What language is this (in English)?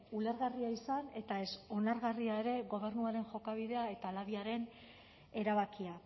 Basque